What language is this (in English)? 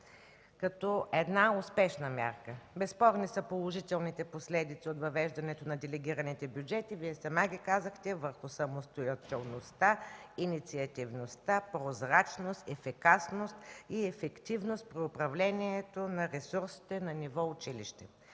Bulgarian